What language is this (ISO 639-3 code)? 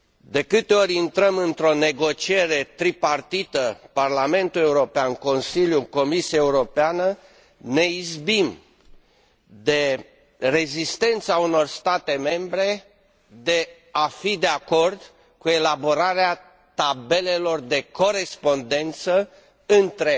ron